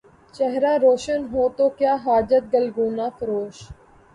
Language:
Urdu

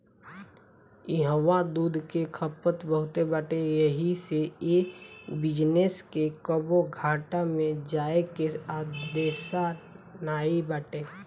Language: Bhojpuri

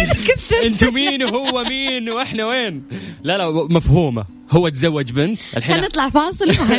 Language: Arabic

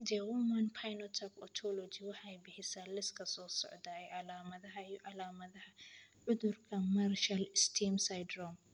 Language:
Somali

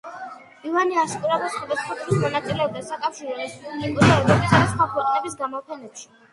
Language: Georgian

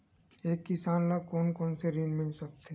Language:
Chhattisgarhi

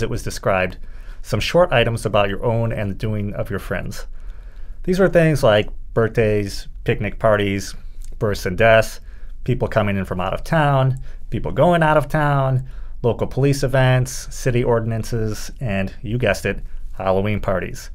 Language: English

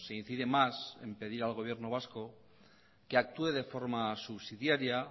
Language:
Spanish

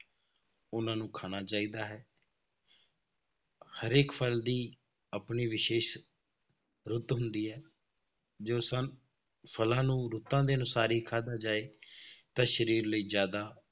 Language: Punjabi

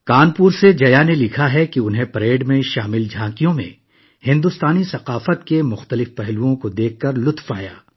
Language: Urdu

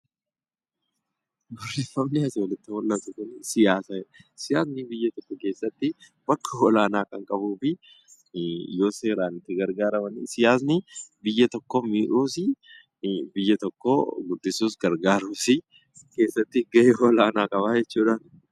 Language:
Oromo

